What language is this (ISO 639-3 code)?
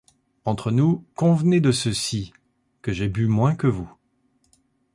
fra